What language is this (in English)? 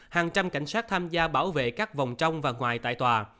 Vietnamese